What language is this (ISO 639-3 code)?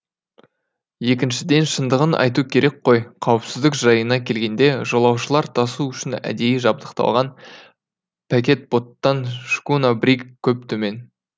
kaz